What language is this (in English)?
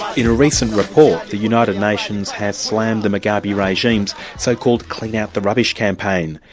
English